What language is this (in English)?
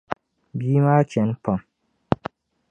Dagbani